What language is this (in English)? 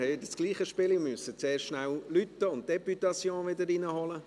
Swiss German